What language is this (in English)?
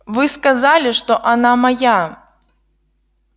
Russian